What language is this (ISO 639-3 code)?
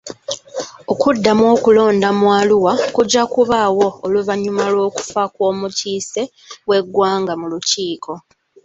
lug